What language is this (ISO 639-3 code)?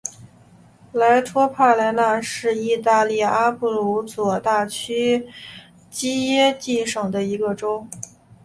zho